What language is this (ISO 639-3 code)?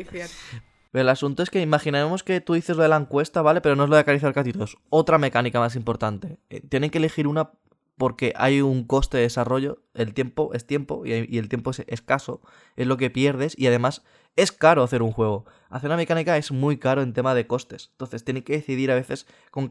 spa